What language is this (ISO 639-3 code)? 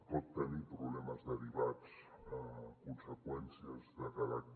cat